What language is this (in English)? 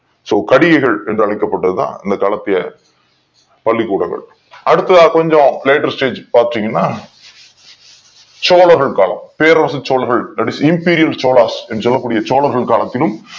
Tamil